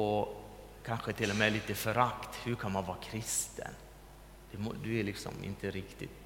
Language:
Swedish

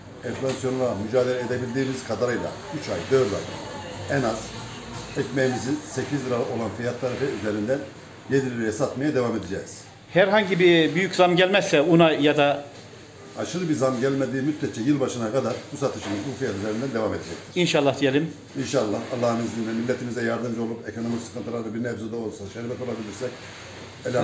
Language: Turkish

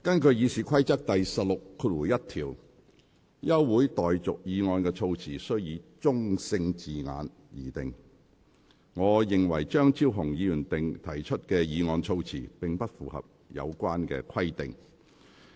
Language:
Cantonese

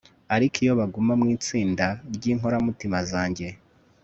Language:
Kinyarwanda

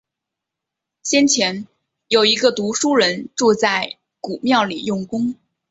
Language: Chinese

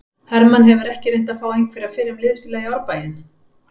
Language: Icelandic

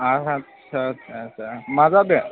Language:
Bodo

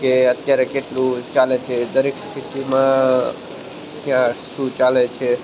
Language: Gujarati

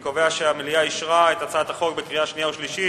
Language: Hebrew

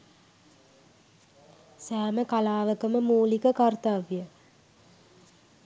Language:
Sinhala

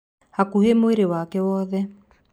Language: Kikuyu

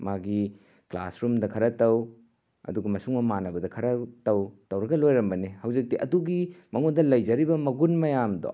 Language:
Manipuri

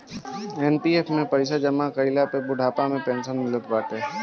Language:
Bhojpuri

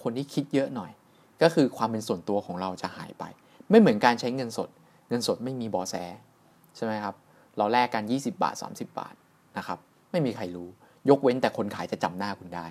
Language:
Thai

